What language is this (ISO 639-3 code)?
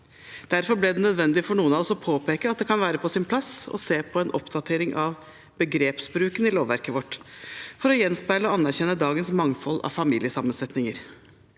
nor